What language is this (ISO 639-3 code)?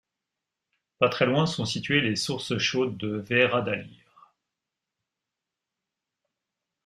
fra